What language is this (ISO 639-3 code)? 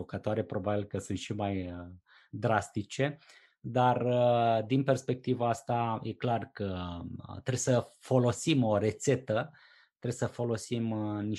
ron